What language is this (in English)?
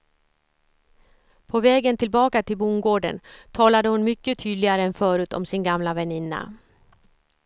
Swedish